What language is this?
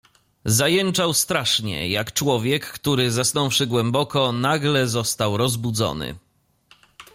Polish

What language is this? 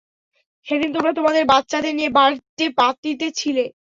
Bangla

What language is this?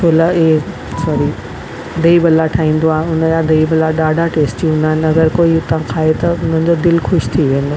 Sindhi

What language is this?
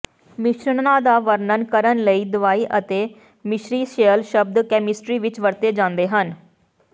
Punjabi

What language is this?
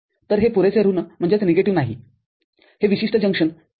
Marathi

